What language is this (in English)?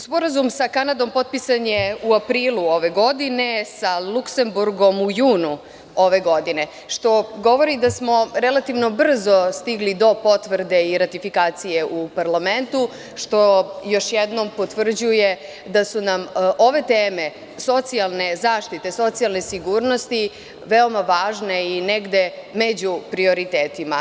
Serbian